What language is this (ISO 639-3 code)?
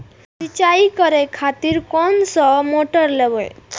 mai